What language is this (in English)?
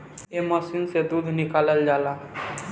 Bhojpuri